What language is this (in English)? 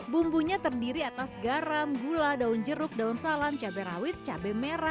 Indonesian